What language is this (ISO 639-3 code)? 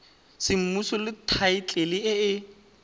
tsn